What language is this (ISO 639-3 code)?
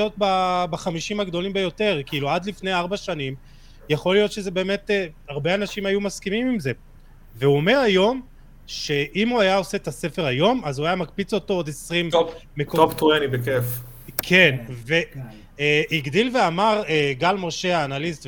heb